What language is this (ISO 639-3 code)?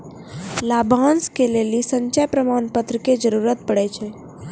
mai